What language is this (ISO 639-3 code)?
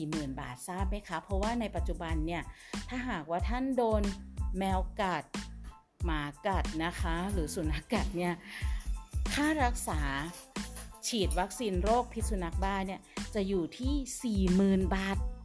tha